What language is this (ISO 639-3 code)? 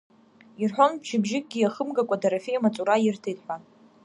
abk